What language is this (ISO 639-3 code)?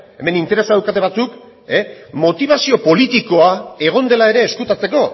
eus